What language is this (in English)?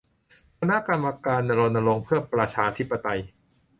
Thai